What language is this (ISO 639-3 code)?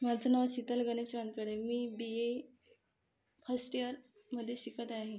mar